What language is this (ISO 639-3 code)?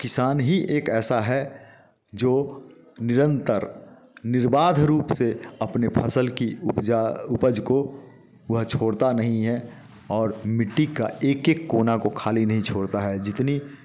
hin